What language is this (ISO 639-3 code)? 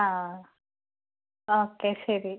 mal